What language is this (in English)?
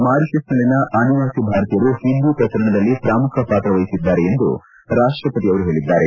Kannada